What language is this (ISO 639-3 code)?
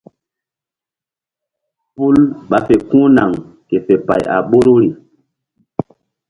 mdd